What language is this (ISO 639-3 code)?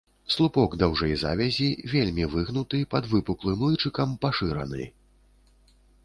bel